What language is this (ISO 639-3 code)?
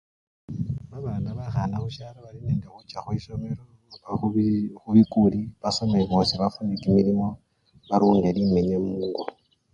luy